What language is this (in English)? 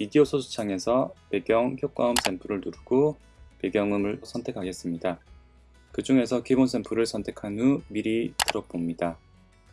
Korean